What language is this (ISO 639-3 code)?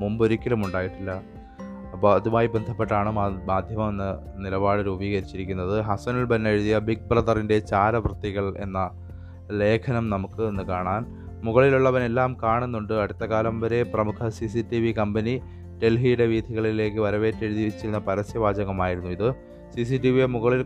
mal